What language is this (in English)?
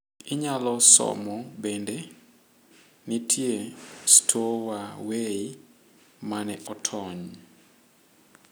Luo (Kenya and Tanzania)